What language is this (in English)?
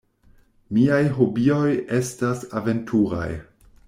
Esperanto